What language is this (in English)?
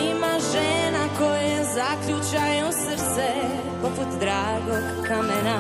Croatian